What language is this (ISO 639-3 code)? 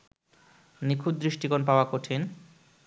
ben